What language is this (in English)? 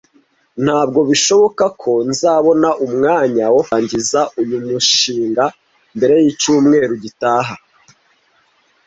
Kinyarwanda